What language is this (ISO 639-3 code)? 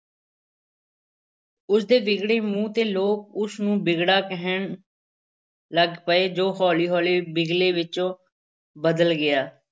pan